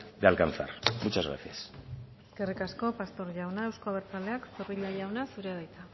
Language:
Basque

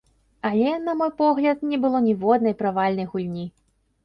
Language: Belarusian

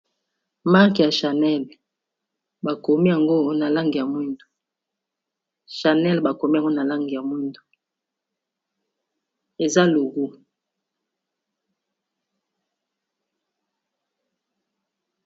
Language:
Lingala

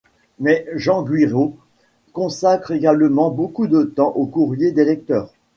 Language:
French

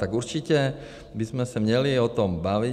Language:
Czech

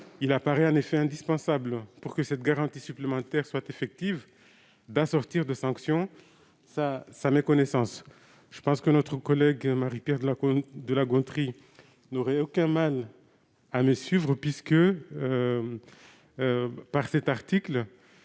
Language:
French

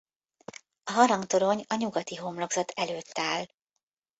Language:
Hungarian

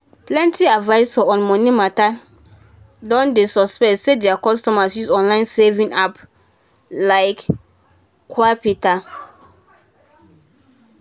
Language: Nigerian Pidgin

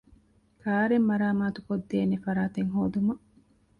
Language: Divehi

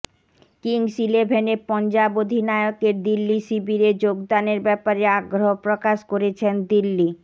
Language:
Bangla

